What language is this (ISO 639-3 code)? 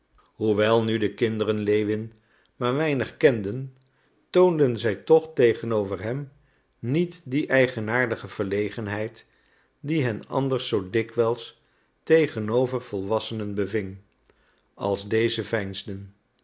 nld